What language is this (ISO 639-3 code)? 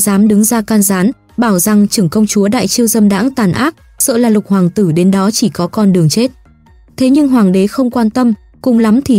vie